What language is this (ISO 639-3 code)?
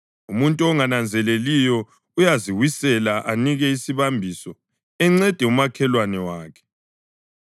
nde